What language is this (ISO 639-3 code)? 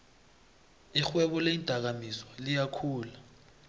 nbl